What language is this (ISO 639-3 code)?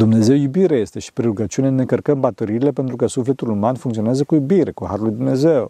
ron